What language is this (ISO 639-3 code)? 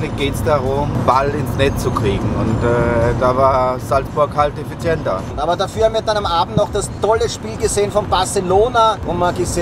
deu